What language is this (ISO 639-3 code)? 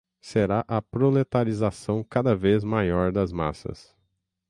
por